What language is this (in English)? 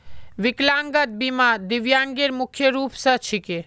Magahi